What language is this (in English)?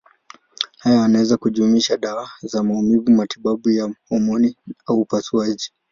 Swahili